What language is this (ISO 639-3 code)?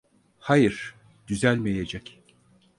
tur